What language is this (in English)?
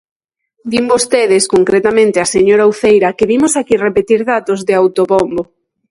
Galician